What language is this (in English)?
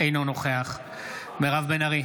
Hebrew